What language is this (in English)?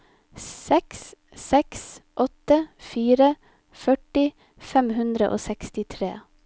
Norwegian